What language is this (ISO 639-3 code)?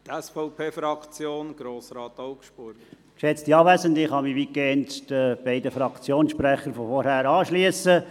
gsw